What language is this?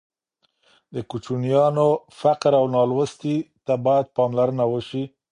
Pashto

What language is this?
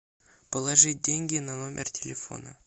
Russian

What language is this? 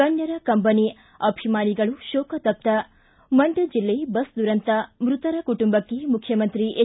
Kannada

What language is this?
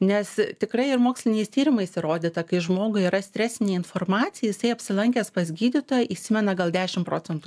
Lithuanian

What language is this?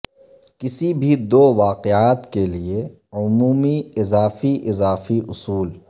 Urdu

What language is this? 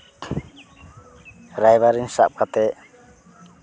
Santali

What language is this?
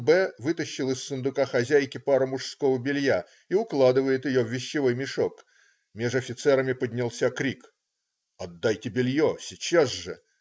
Russian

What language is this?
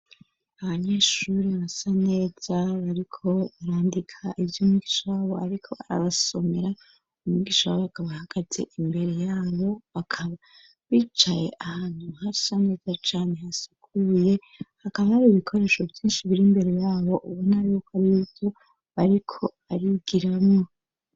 Rundi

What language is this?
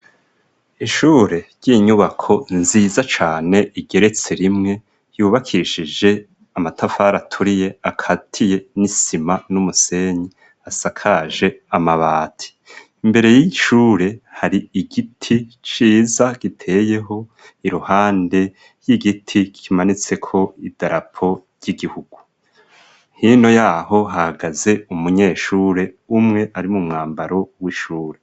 Rundi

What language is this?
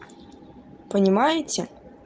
Russian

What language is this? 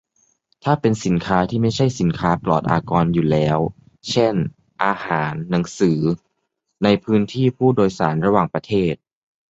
Thai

